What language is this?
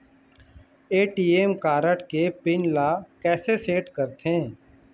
Chhattisgarhi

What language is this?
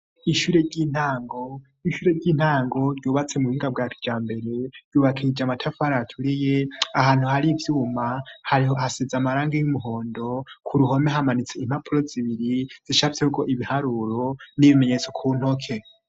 Rundi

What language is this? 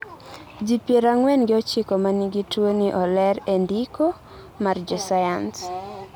Luo (Kenya and Tanzania)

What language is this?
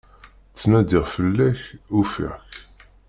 Kabyle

